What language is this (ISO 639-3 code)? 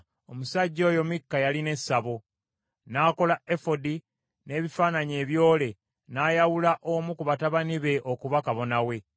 lug